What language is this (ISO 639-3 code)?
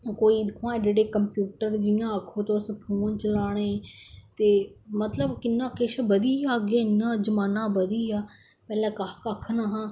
doi